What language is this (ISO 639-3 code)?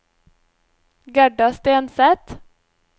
nor